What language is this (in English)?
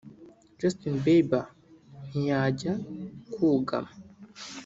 Kinyarwanda